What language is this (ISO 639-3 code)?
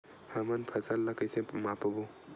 hne